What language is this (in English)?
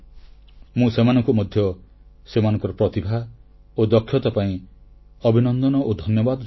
Odia